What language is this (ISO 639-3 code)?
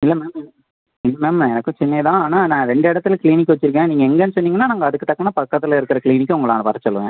tam